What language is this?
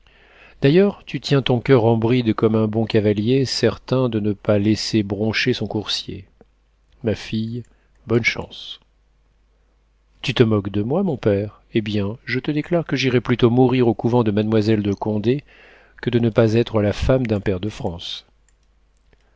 French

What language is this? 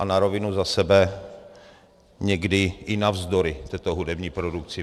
Czech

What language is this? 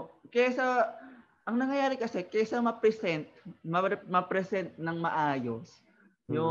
Filipino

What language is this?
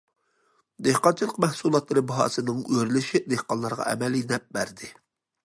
Uyghur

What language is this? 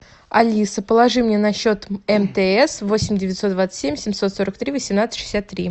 Russian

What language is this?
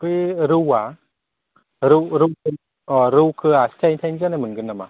Bodo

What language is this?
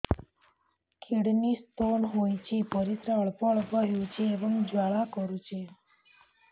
Odia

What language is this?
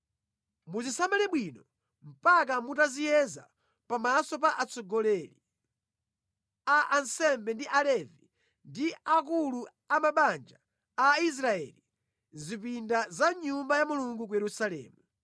Nyanja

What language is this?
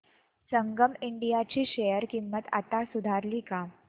Marathi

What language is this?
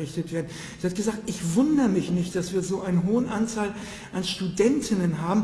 German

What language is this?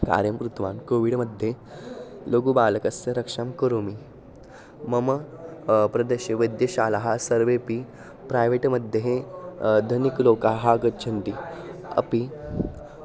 Sanskrit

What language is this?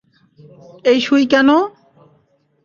Bangla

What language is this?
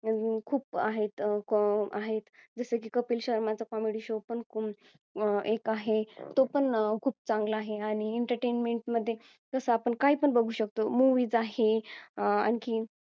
Marathi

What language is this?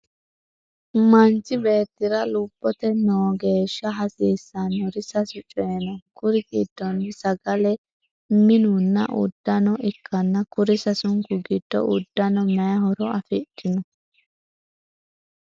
Sidamo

